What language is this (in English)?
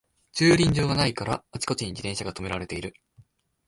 Japanese